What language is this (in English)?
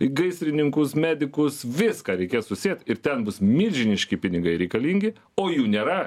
Lithuanian